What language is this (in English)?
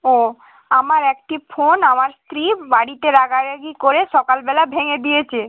Bangla